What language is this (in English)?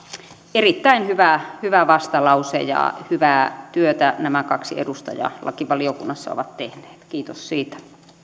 Finnish